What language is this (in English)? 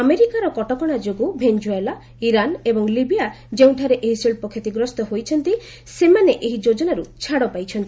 Odia